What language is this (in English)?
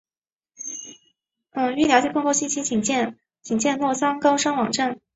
Chinese